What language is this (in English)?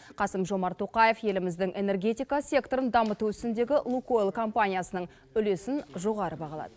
Kazakh